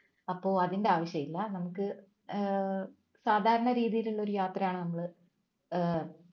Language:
Malayalam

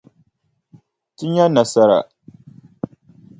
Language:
Dagbani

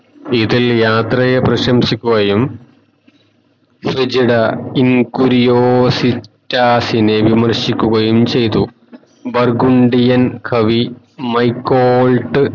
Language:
Malayalam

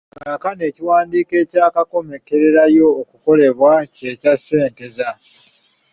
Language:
Ganda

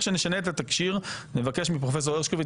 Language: Hebrew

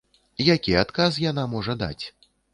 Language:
Belarusian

